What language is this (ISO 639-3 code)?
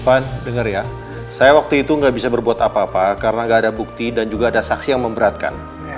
ind